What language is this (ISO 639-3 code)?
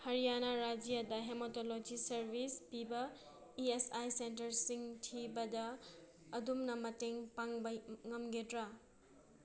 mni